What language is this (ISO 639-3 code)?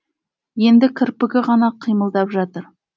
kaz